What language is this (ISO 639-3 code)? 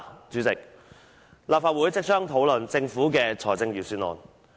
yue